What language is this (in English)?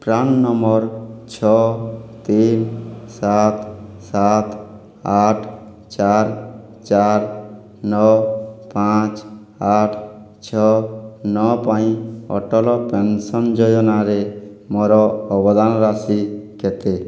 Odia